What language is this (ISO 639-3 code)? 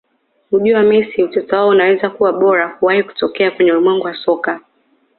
swa